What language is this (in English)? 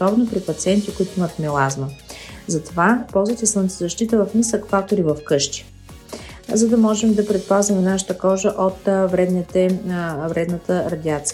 Bulgarian